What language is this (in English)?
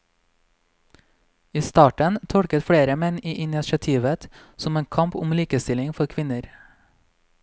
Norwegian